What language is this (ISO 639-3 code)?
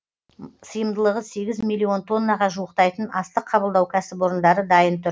kaz